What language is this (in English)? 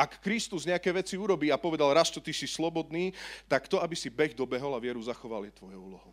Slovak